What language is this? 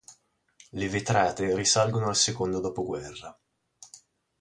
Italian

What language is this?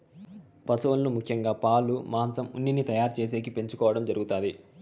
Telugu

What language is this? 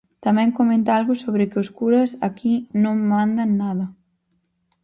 Galician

